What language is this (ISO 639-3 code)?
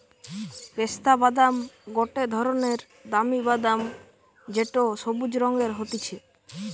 ben